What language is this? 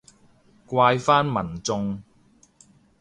Cantonese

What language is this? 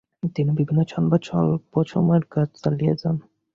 Bangla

